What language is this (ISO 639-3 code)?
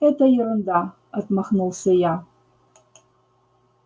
rus